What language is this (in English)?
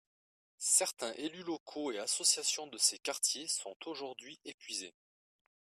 French